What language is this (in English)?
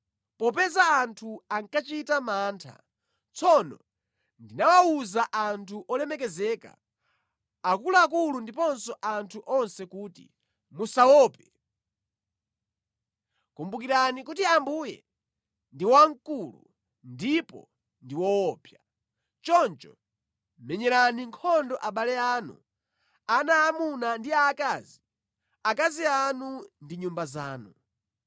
Nyanja